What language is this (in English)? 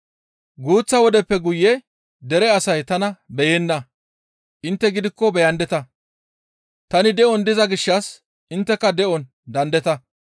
Gamo